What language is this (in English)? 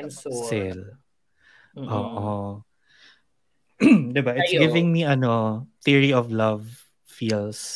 Filipino